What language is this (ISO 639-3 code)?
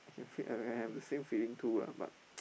eng